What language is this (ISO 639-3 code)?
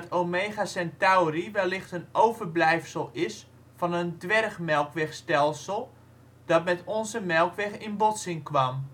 nld